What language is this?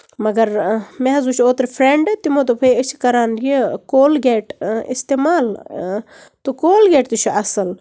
Kashmiri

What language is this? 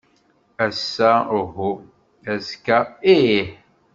Kabyle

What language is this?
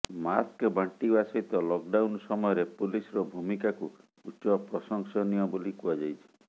Odia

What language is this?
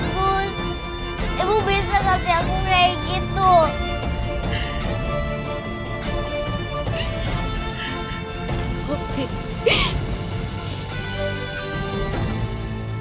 Indonesian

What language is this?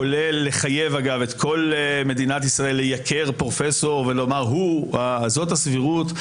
Hebrew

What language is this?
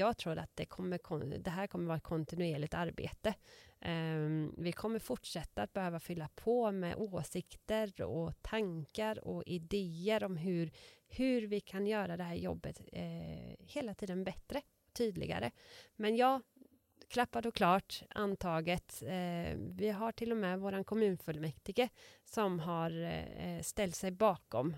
Swedish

